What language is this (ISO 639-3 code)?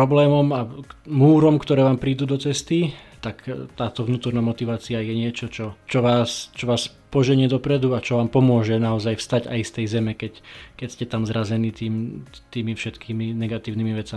slk